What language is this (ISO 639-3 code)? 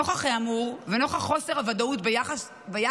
heb